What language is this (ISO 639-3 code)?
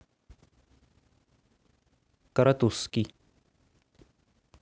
rus